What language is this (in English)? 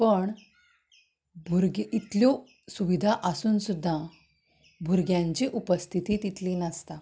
Konkani